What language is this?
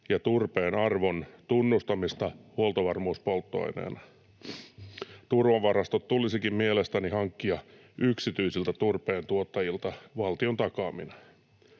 Finnish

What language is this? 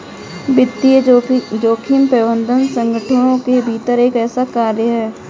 Hindi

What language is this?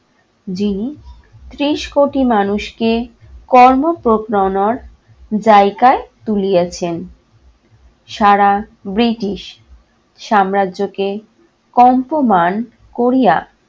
Bangla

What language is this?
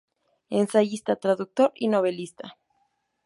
Spanish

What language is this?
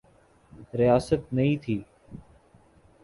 Urdu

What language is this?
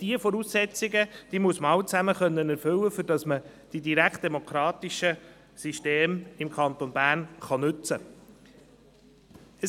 Swiss German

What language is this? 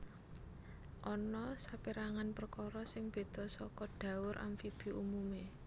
Javanese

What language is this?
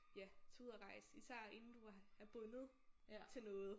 Danish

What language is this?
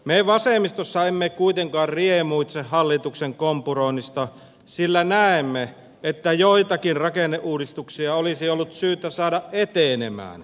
Finnish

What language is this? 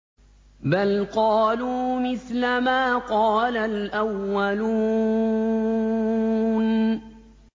Arabic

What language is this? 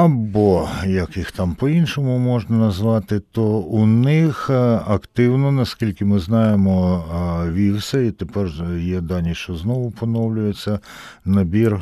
Ukrainian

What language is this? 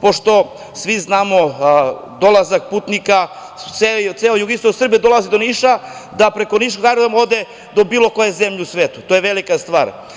Serbian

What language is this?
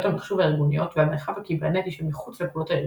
Hebrew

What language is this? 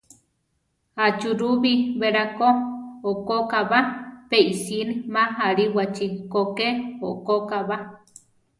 Central Tarahumara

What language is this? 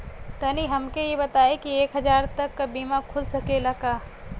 Bhojpuri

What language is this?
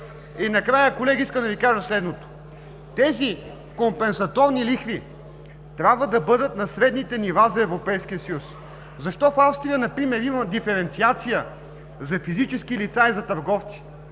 Bulgarian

